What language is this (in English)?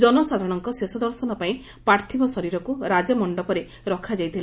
Odia